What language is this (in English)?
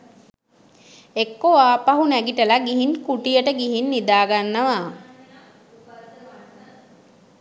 Sinhala